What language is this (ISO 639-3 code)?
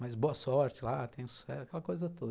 por